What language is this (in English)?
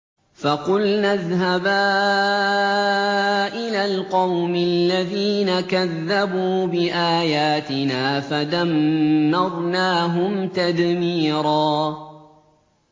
Arabic